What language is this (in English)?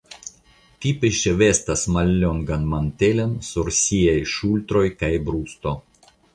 Esperanto